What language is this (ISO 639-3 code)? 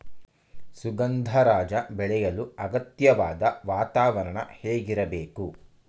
kan